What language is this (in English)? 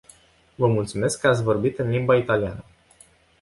Romanian